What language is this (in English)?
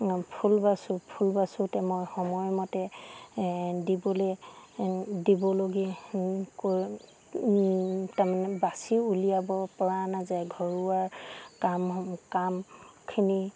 Assamese